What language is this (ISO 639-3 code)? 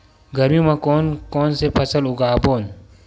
hne